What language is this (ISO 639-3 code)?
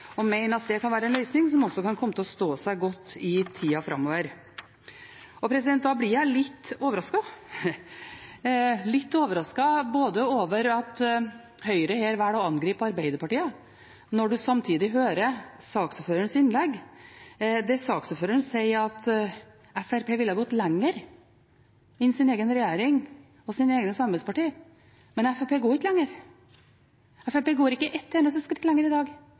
nob